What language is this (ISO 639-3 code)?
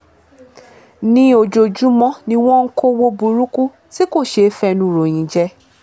yor